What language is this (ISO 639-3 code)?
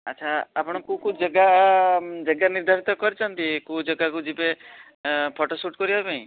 ori